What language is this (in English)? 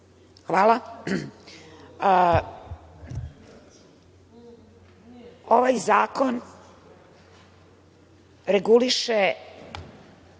Serbian